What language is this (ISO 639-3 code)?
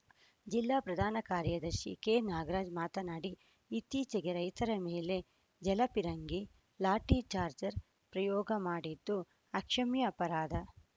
kan